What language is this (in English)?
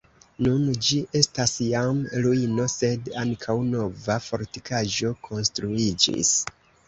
Esperanto